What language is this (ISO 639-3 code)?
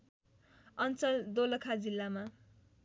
nep